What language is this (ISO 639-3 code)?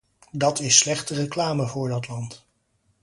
nld